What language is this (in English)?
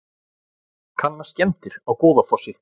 Icelandic